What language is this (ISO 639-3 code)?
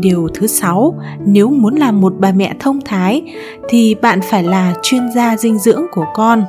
vie